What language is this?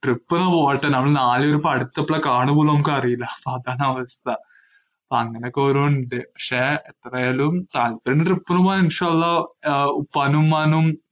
Malayalam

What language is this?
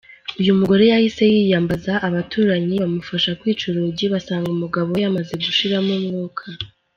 Kinyarwanda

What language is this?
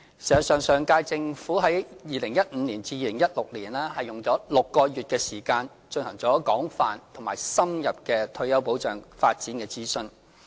Cantonese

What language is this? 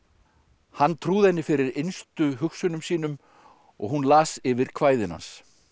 Icelandic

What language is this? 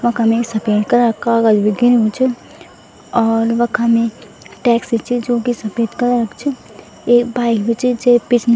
Garhwali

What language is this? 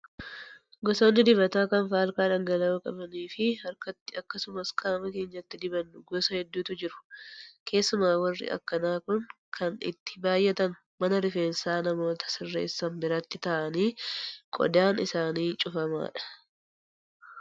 Oromo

